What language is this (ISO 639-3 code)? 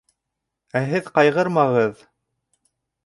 bak